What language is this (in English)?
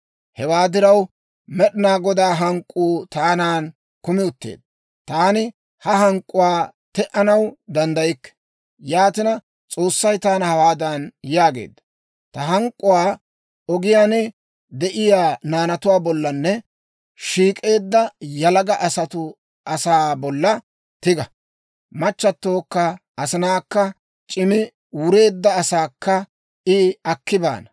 Dawro